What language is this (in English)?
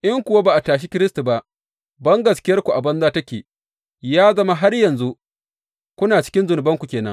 Hausa